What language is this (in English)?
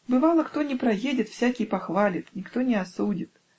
Russian